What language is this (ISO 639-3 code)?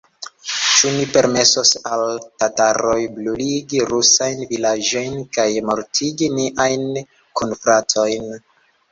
epo